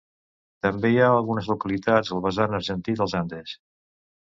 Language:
Catalan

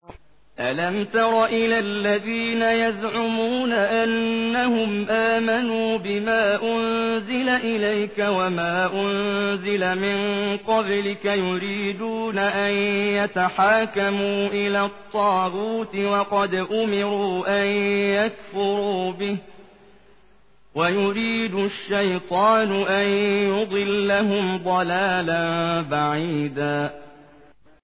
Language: Arabic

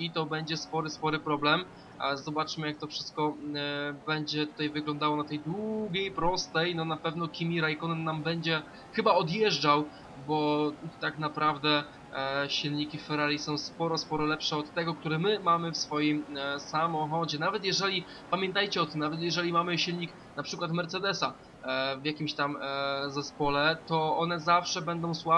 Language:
Polish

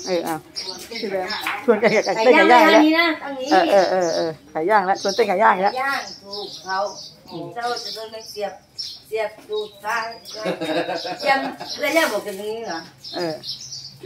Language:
Thai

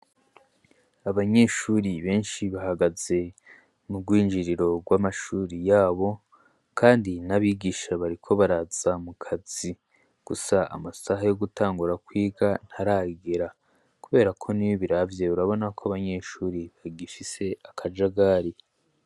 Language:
Rundi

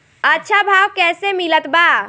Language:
Bhojpuri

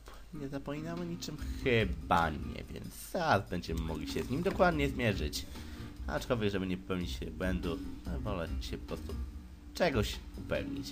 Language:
Polish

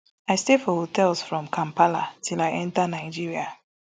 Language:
Nigerian Pidgin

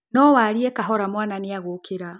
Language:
Kikuyu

